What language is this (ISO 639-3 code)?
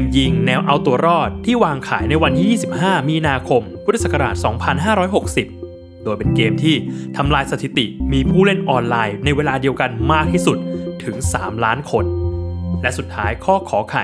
tha